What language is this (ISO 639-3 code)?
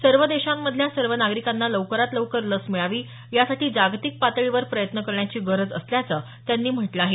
mar